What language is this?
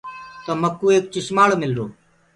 Gurgula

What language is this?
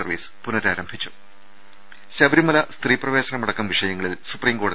Malayalam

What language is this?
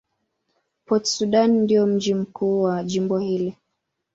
Swahili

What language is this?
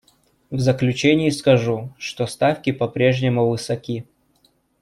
Russian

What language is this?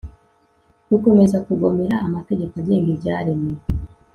Kinyarwanda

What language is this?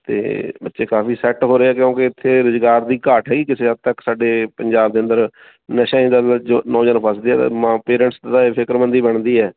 Punjabi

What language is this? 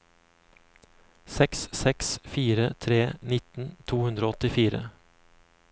Norwegian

